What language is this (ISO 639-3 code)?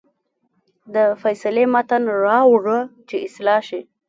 pus